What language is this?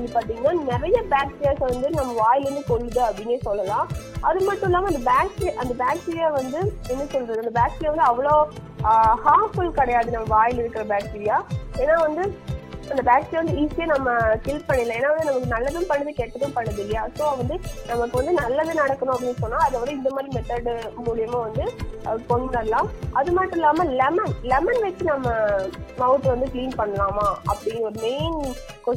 Tamil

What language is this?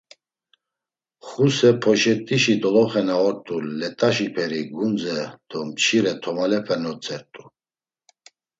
Laz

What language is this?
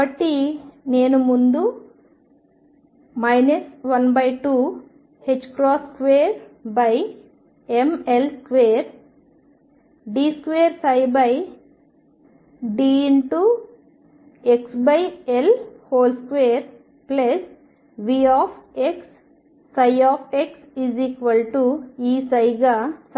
Telugu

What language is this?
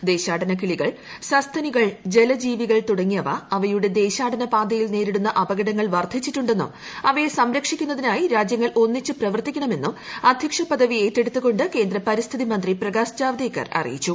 Malayalam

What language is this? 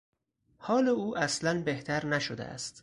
Persian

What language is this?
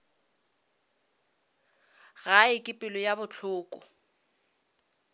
Northern Sotho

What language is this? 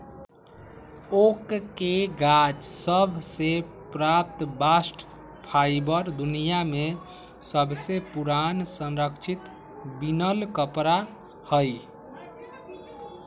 Magahi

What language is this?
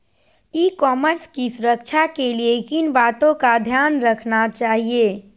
Magahi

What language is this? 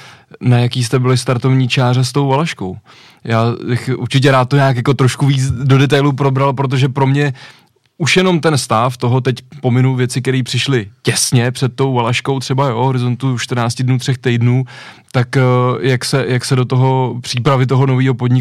Czech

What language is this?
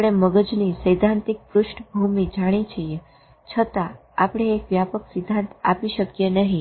Gujarati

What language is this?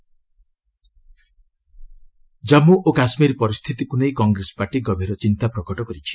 Odia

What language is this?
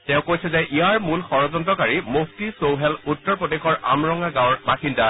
Assamese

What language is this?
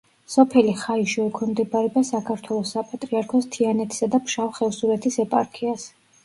Georgian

